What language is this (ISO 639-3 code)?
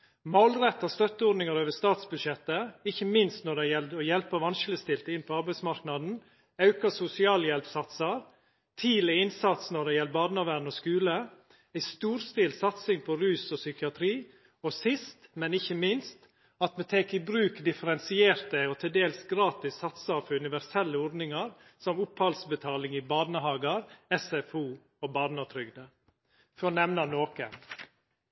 nno